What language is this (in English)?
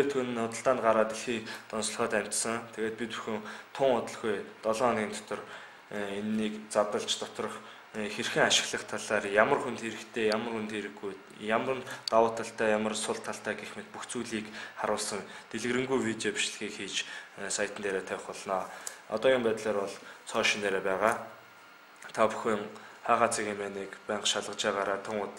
Romanian